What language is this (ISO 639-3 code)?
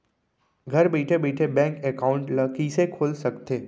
hne